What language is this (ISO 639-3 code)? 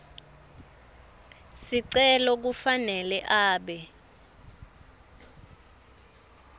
ssw